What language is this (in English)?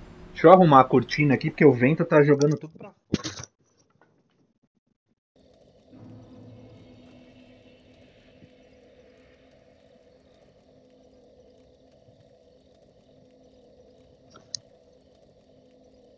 Portuguese